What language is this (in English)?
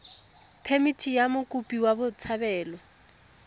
Tswana